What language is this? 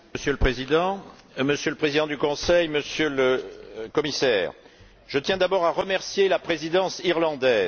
French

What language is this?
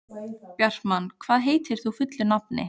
Icelandic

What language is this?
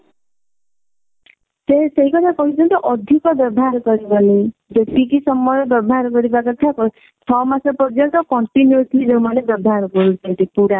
Odia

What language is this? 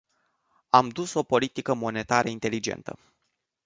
Romanian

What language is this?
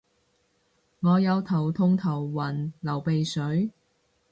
Cantonese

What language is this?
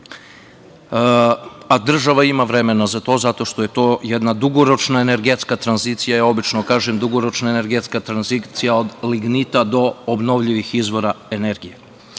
Serbian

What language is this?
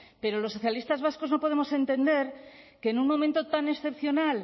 Spanish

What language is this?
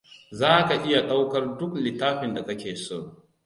Hausa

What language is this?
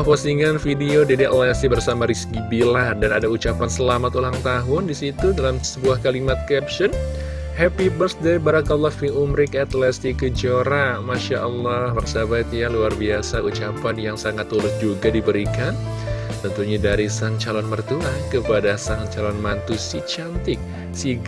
Indonesian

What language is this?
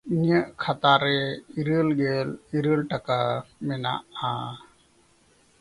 Santali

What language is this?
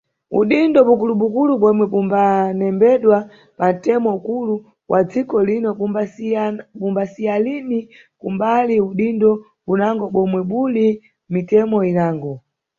Nyungwe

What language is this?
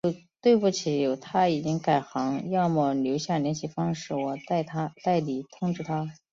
Chinese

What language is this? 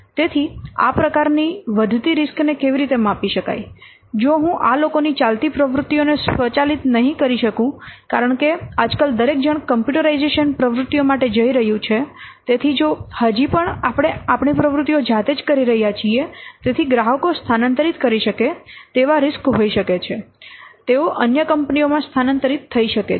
Gujarati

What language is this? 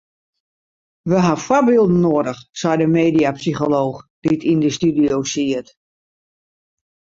Western Frisian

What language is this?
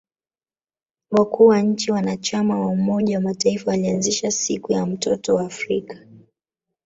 Swahili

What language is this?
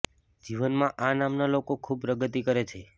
Gujarati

